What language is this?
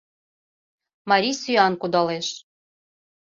Mari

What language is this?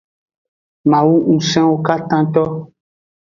Aja (Benin)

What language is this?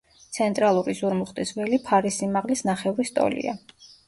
Georgian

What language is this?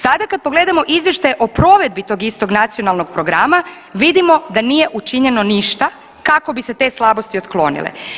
Croatian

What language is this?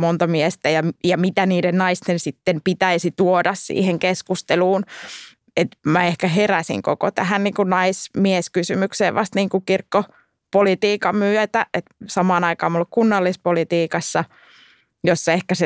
Finnish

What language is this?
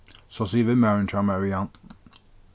Faroese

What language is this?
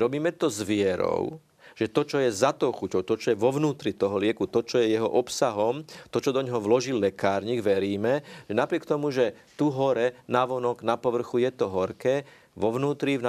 Slovak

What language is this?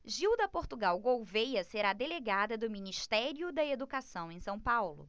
Portuguese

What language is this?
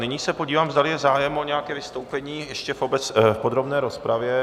Czech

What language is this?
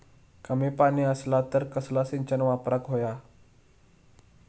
Marathi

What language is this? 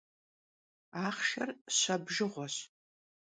Kabardian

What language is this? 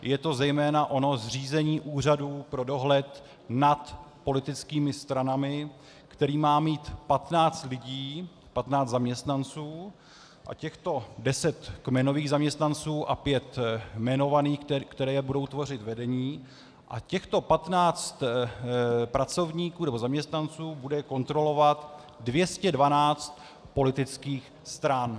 Czech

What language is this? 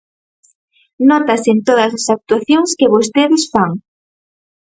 Galician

